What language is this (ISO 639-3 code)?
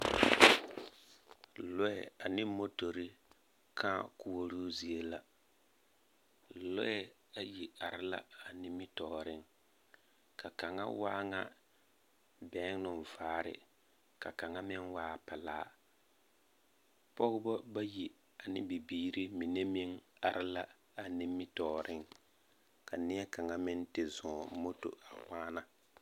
dga